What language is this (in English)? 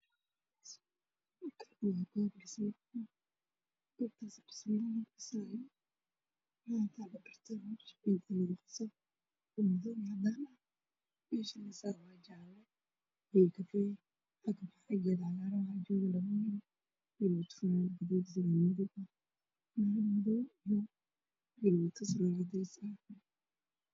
Somali